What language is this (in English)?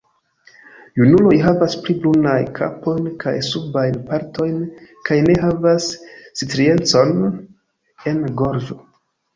Esperanto